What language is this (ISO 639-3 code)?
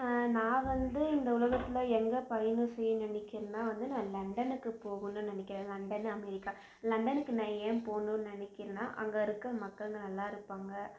tam